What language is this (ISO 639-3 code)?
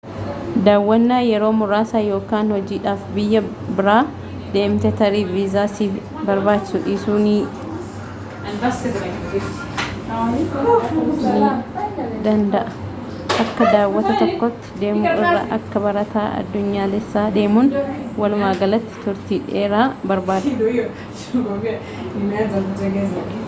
orm